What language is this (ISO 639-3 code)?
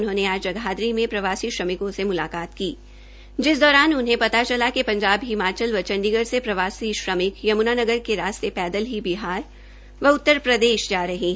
hin